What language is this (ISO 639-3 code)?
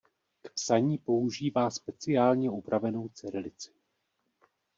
ces